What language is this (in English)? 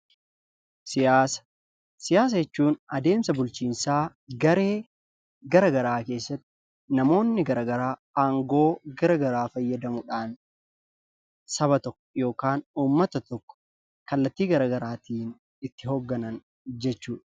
Oromo